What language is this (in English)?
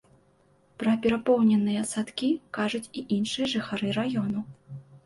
Belarusian